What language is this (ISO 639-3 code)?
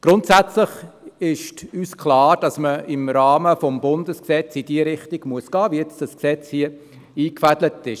gsw